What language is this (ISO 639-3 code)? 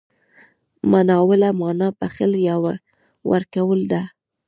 pus